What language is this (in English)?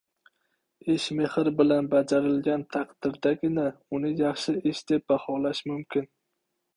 Uzbek